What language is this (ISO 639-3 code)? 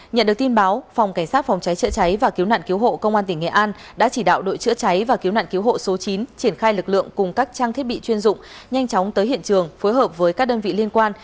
vie